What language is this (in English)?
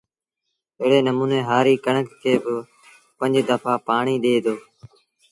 Sindhi Bhil